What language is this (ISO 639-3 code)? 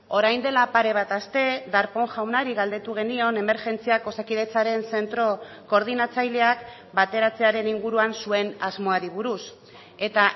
eus